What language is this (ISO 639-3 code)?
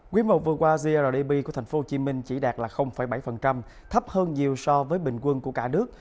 vie